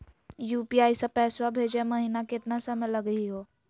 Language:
Magahi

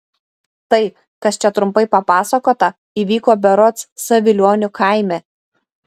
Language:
Lithuanian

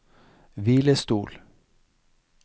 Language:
Norwegian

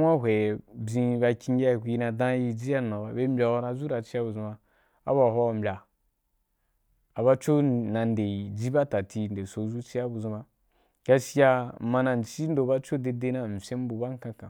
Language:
Wapan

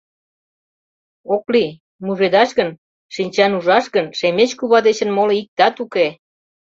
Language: Mari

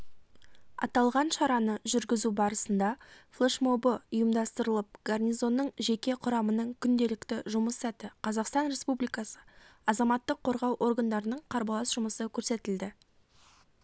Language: Kazakh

